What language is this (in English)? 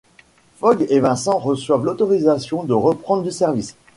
French